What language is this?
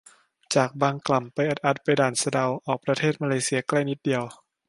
Thai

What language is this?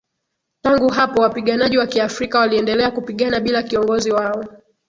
Swahili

